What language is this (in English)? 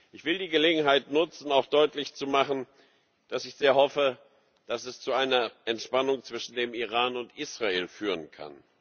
German